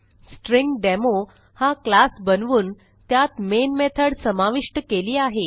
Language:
Marathi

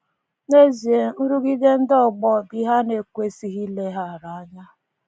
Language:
Igbo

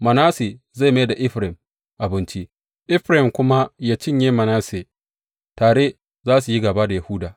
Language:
Hausa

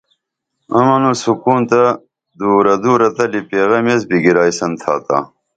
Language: Dameli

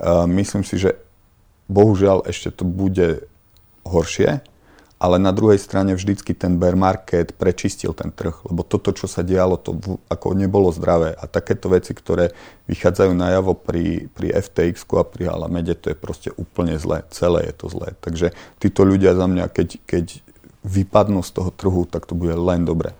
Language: Czech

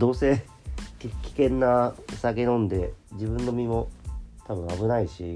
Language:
Japanese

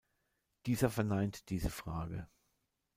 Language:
German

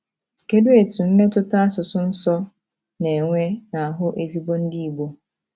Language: Igbo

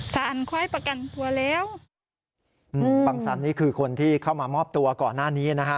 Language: Thai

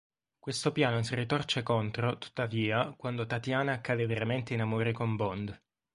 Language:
Italian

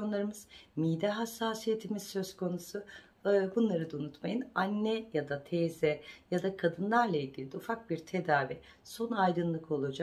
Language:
Turkish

